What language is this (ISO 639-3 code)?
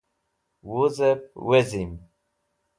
wbl